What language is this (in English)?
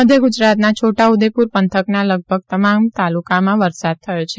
Gujarati